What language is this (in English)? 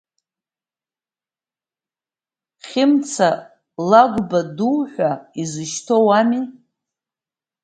Abkhazian